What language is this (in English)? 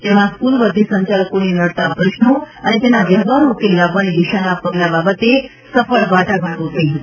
Gujarati